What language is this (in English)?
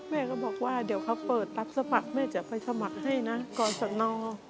Thai